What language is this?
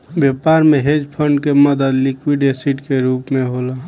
Bhojpuri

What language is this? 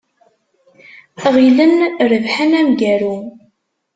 Kabyle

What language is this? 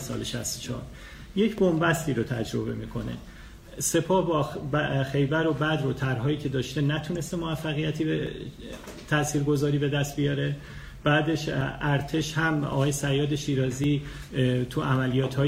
Persian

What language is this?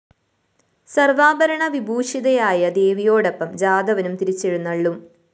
Malayalam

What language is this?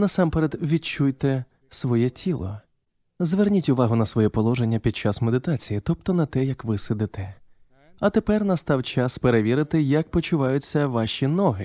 Ukrainian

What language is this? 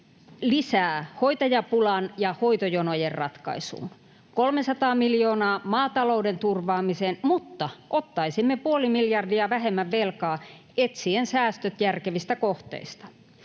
Finnish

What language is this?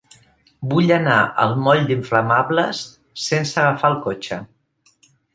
Catalan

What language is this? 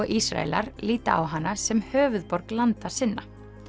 Icelandic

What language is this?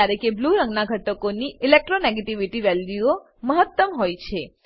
Gujarati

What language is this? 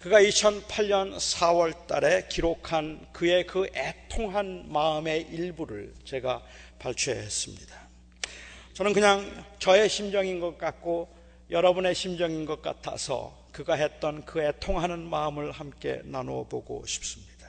Korean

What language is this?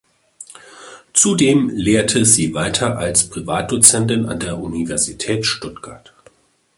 German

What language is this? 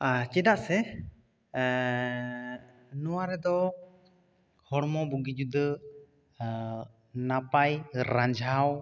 Santali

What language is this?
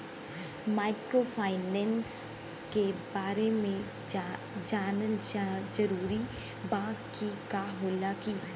Bhojpuri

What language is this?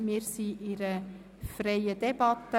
Swiss German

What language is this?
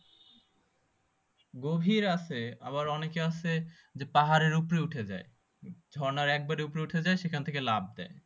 Bangla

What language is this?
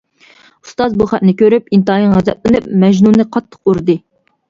Uyghur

